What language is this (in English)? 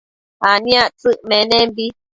Matsés